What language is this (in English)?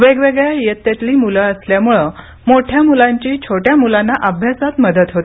Marathi